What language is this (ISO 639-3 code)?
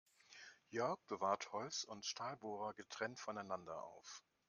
deu